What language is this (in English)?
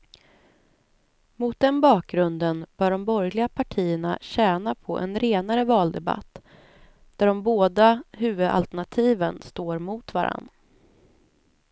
Swedish